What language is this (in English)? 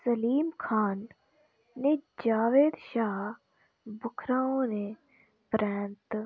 Dogri